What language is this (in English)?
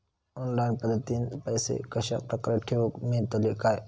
Marathi